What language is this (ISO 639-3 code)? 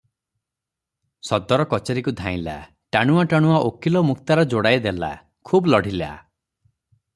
ori